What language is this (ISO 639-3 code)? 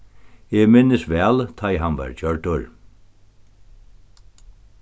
fao